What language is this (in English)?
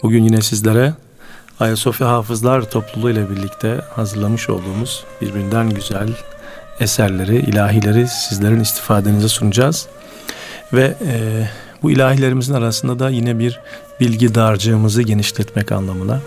Turkish